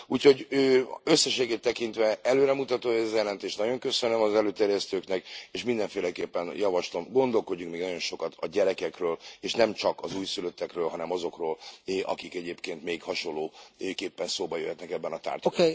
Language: Hungarian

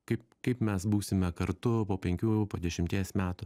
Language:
Lithuanian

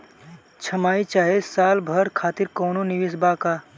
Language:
Bhojpuri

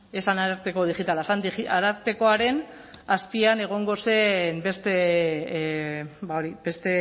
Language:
Basque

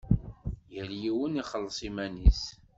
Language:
Kabyle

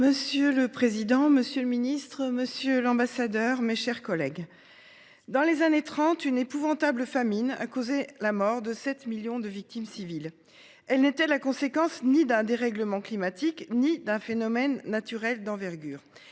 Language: French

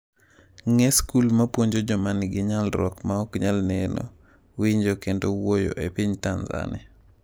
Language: Luo (Kenya and Tanzania)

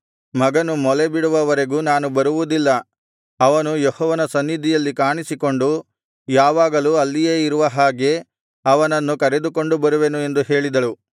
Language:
Kannada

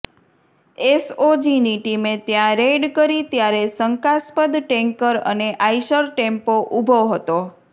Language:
Gujarati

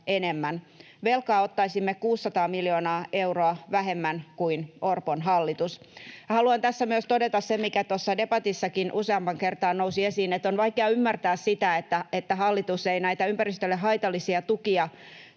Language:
Finnish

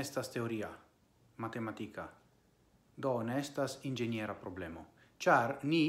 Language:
Italian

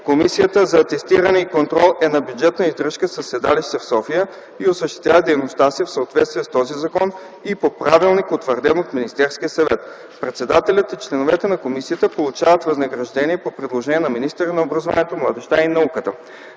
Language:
Bulgarian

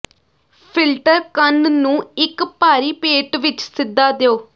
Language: Punjabi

